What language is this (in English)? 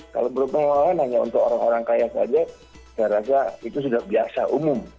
Indonesian